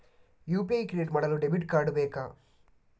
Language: Kannada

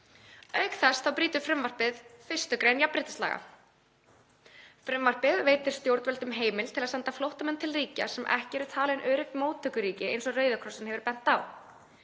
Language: Icelandic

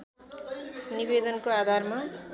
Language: Nepali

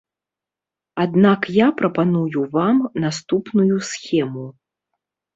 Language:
Belarusian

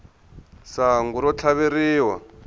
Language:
Tsonga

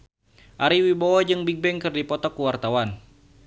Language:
Sundanese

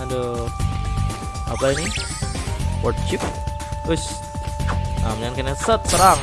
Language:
Indonesian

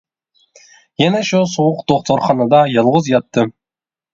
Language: Uyghur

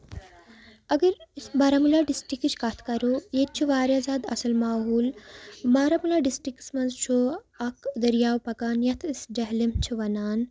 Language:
Kashmiri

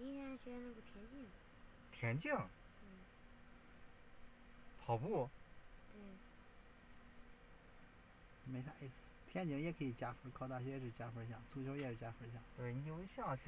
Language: Chinese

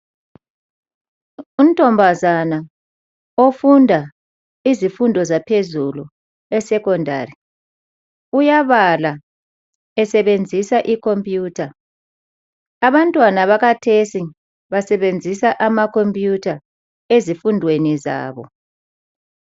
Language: North Ndebele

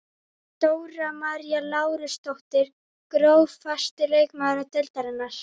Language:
Icelandic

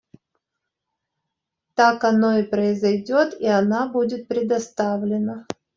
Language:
Russian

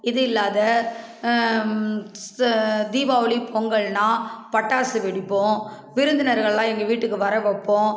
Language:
Tamil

